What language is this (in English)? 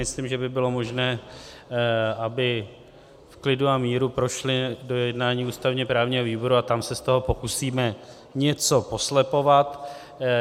Czech